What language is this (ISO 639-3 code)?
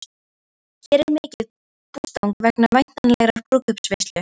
isl